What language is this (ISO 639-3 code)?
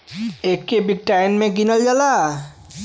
bho